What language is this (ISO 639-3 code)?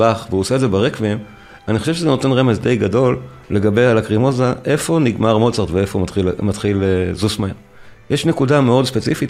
heb